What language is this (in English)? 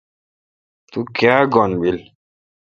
Kalkoti